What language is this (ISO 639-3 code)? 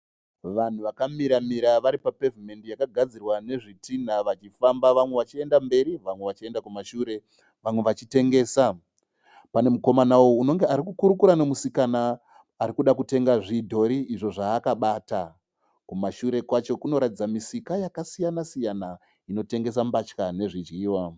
sna